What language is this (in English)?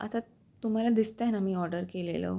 Marathi